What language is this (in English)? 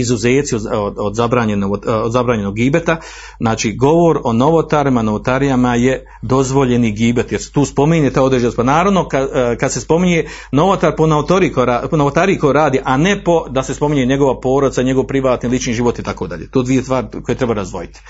Croatian